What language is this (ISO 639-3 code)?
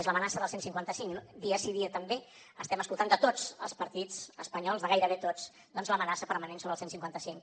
cat